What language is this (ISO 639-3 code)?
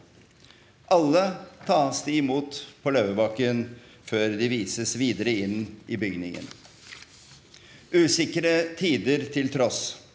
nor